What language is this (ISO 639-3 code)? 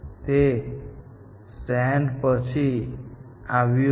guj